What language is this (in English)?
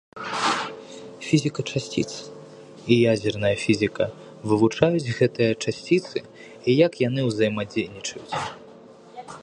Belarusian